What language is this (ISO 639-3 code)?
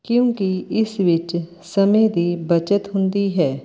pan